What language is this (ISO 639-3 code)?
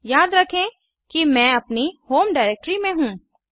hin